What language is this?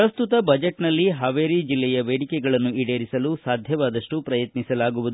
Kannada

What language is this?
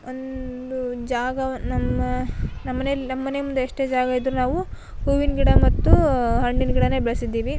Kannada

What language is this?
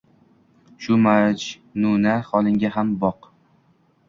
Uzbek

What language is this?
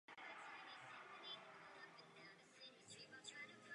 Czech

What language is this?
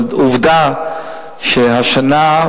Hebrew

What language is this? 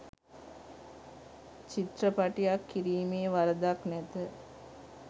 Sinhala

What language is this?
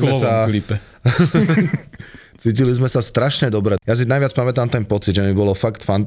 Slovak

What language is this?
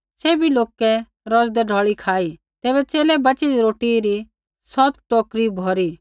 Kullu Pahari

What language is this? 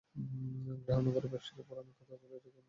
Bangla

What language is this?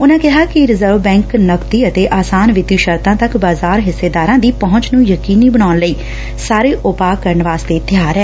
Punjabi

